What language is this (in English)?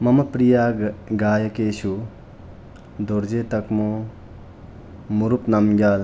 Sanskrit